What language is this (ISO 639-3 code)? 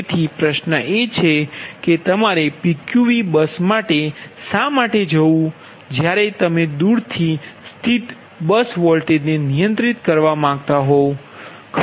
guj